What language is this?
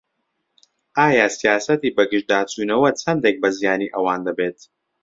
Central Kurdish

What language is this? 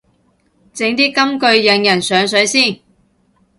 Cantonese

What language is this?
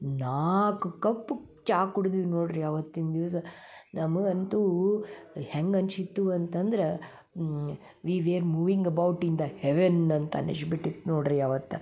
Kannada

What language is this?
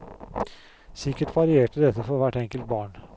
Norwegian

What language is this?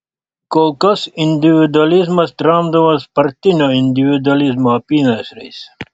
Lithuanian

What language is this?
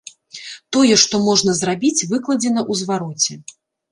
Belarusian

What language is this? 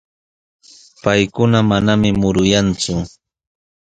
Sihuas Ancash Quechua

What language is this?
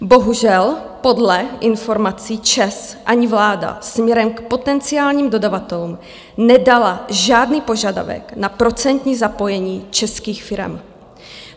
Czech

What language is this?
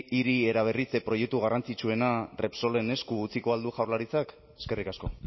Basque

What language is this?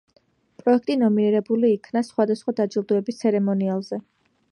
Georgian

